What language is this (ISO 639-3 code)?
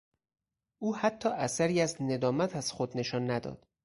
fas